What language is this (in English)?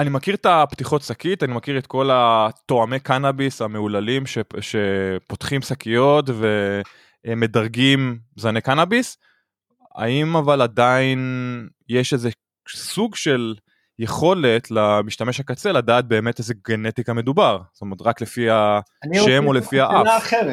Hebrew